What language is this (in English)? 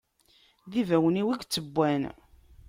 Kabyle